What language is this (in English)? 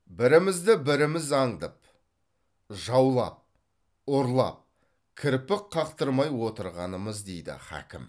Kazakh